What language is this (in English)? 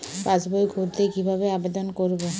Bangla